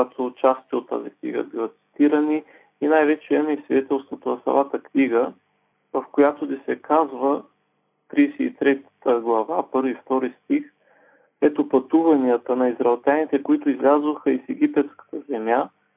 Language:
Bulgarian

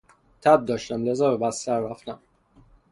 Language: Persian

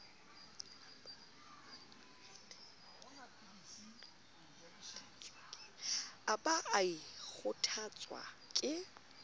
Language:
Southern Sotho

